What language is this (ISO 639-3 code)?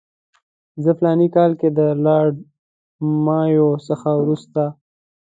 pus